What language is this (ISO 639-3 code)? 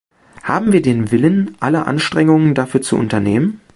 deu